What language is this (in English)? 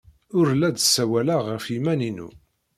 Kabyle